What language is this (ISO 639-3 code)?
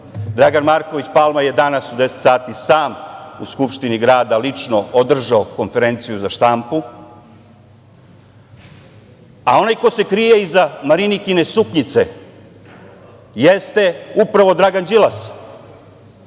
srp